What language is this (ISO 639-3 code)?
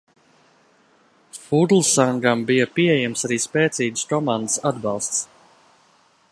lav